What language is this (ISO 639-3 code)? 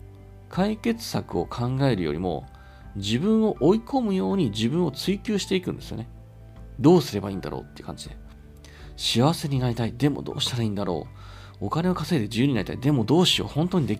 jpn